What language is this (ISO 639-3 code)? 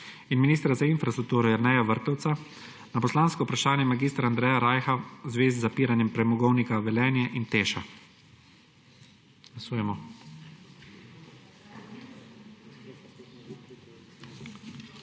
slv